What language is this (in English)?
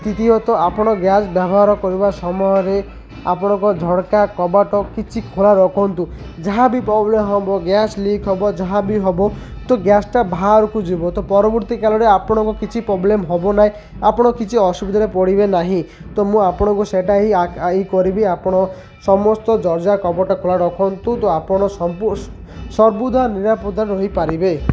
Odia